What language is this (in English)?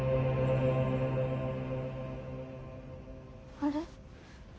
Japanese